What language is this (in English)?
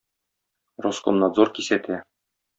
Tatar